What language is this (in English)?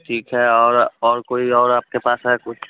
Hindi